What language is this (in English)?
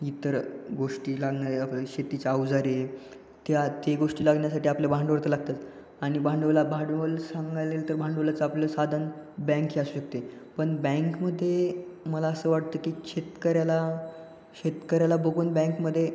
Marathi